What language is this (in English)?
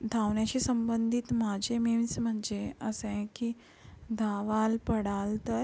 Marathi